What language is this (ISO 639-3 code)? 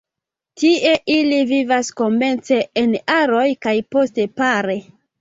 epo